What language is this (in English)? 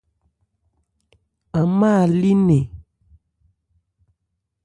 Ebrié